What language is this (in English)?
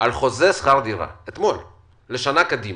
Hebrew